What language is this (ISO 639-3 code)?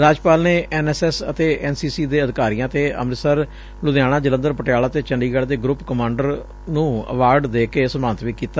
pan